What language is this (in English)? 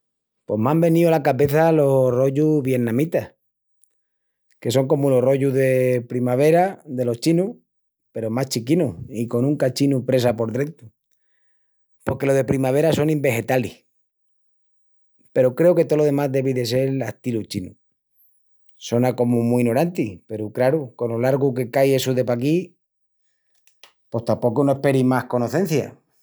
Extremaduran